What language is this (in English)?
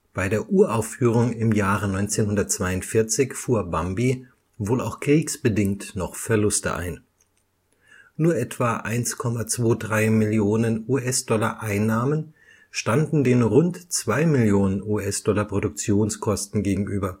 German